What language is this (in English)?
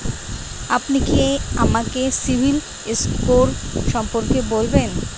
Bangla